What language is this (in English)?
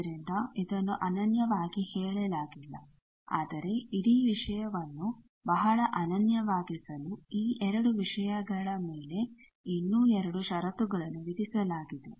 Kannada